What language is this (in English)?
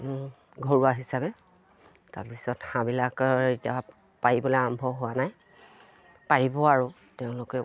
Assamese